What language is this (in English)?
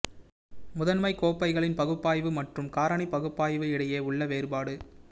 Tamil